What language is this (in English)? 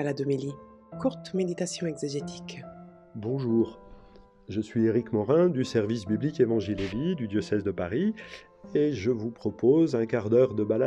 French